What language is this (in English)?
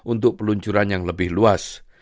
Indonesian